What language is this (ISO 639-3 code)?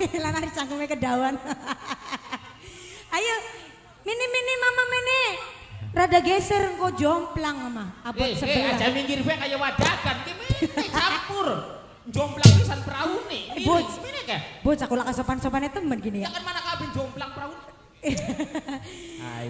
ind